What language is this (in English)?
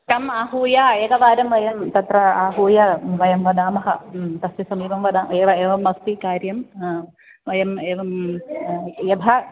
Sanskrit